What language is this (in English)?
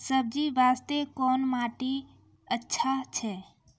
Maithili